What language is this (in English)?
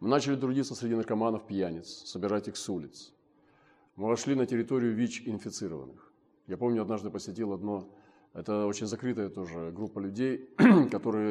Russian